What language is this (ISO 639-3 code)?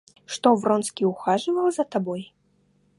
rus